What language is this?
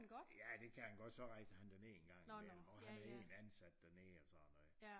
Danish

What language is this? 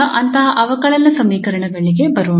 Kannada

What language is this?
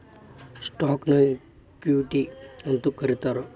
Kannada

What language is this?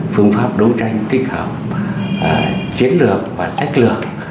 Vietnamese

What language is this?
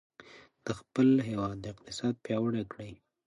Pashto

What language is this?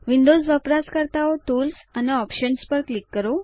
Gujarati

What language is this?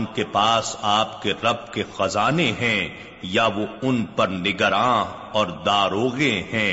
Urdu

